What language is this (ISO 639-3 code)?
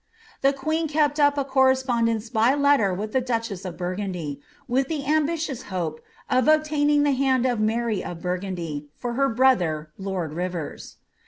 eng